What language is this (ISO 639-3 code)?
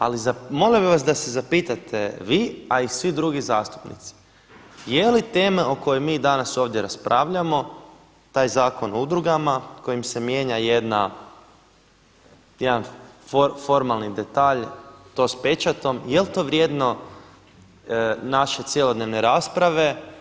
hrv